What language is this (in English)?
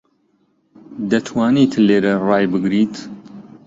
Central Kurdish